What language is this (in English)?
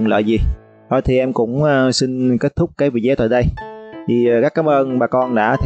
Vietnamese